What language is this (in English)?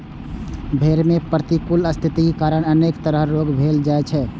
Maithili